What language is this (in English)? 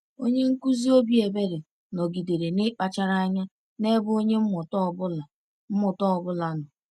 Igbo